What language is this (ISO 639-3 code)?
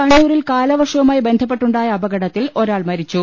mal